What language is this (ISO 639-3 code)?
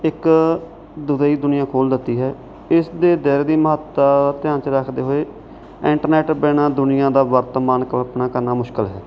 pan